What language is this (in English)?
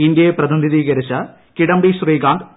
Malayalam